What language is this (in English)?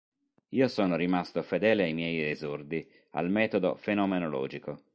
Italian